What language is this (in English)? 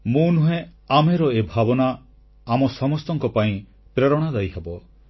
Odia